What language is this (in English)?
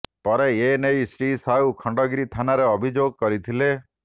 Odia